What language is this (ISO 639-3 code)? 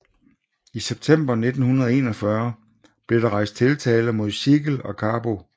dan